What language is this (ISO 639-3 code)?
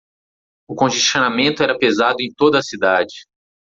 por